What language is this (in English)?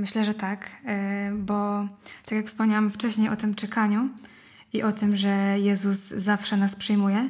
Polish